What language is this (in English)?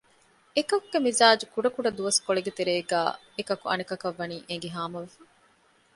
Divehi